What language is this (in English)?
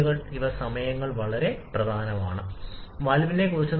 Malayalam